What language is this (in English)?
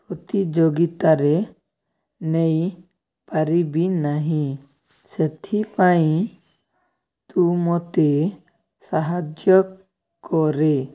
Odia